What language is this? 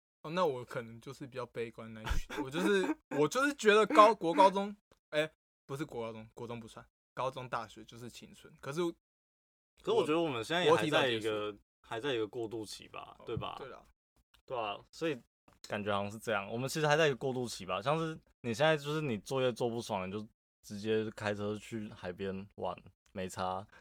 Chinese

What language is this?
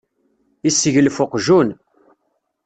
Kabyle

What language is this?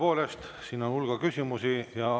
Estonian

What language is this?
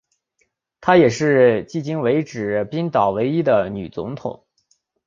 Chinese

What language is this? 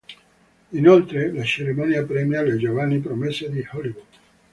Italian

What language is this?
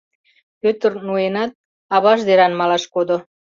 Mari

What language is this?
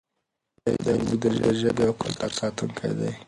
Pashto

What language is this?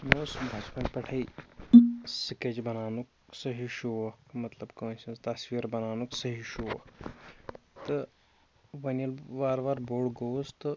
Kashmiri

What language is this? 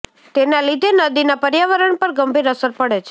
Gujarati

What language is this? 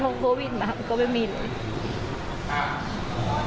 Thai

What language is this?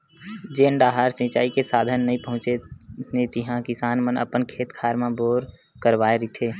Chhattisgarhi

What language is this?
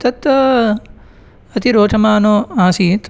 Sanskrit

